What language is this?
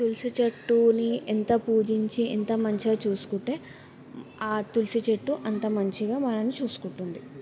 Telugu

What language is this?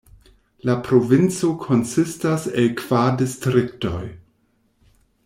Esperanto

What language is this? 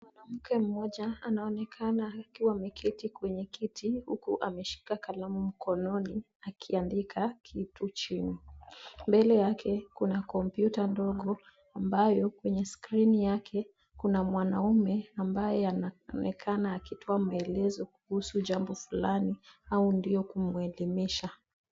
Swahili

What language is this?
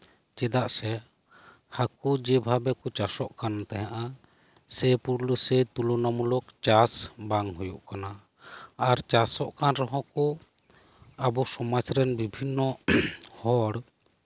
Santali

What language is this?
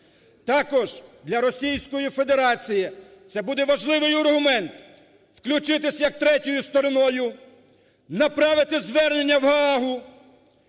Ukrainian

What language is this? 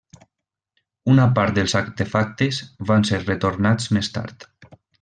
Catalan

